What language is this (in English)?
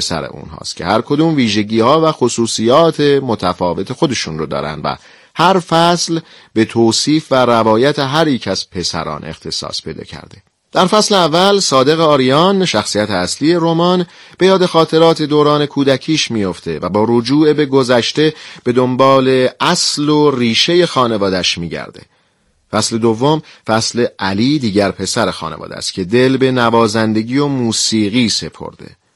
Persian